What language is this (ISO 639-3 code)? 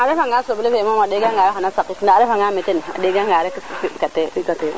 srr